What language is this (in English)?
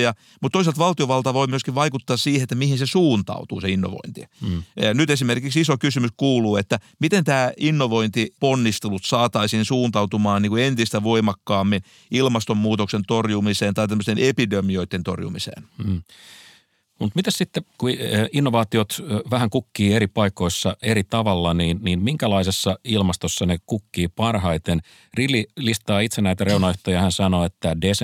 Finnish